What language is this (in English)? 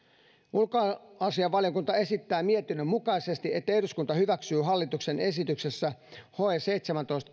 Finnish